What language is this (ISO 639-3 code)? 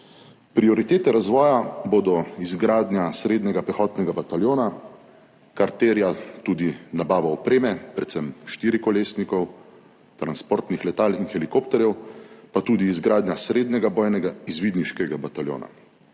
slv